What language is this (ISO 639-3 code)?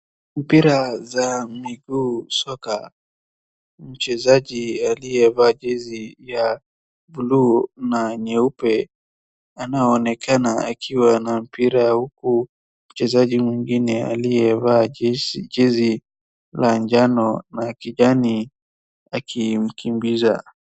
swa